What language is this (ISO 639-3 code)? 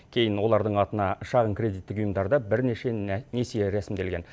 kaz